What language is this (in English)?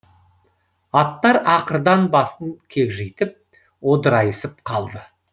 Kazakh